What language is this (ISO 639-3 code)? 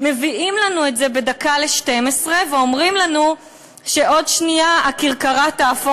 heb